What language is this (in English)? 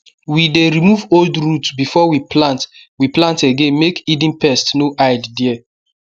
Nigerian Pidgin